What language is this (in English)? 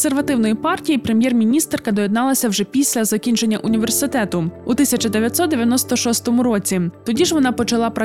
Ukrainian